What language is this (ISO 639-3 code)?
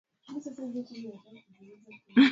swa